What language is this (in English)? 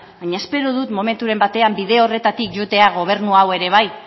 Basque